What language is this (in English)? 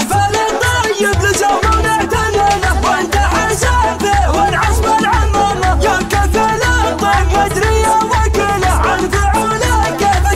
Arabic